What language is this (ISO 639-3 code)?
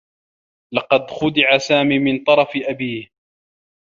ara